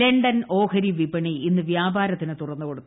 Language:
Malayalam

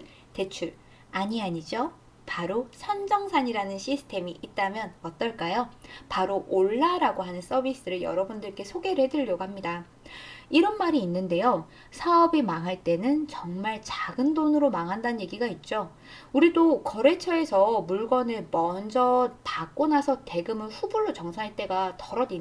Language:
Korean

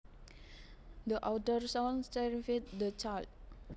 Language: Javanese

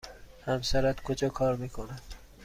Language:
Persian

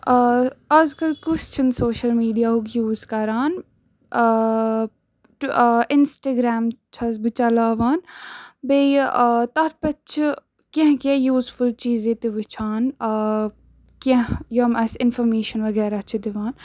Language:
Kashmiri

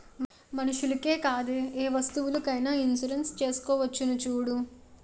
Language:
Telugu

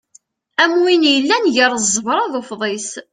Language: Kabyle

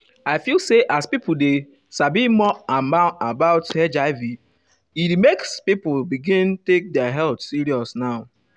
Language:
Nigerian Pidgin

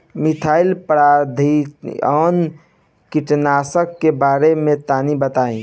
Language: Bhojpuri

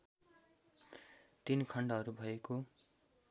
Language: Nepali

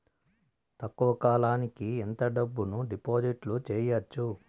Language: Telugu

